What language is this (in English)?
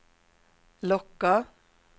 Swedish